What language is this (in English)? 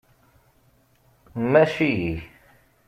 Kabyle